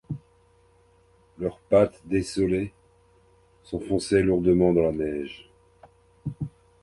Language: French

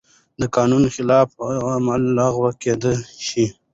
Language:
Pashto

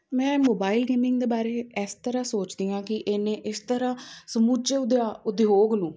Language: Punjabi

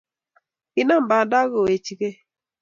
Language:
Kalenjin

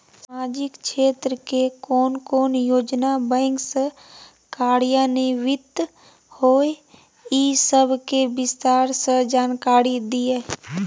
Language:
Maithili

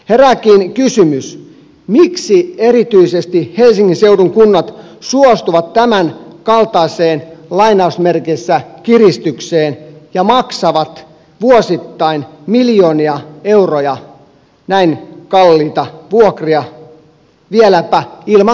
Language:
Finnish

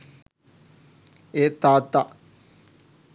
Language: Sinhala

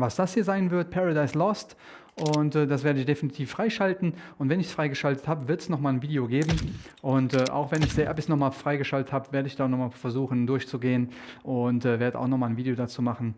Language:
German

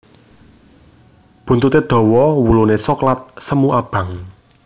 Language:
Javanese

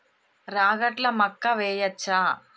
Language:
Telugu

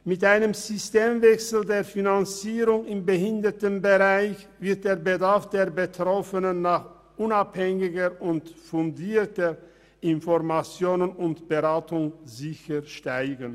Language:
Swiss German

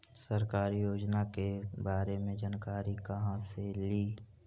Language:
Magahi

